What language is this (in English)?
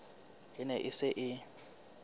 Southern Sotho